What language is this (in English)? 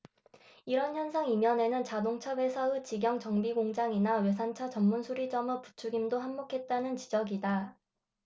Korean